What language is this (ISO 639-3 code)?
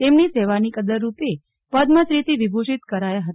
guj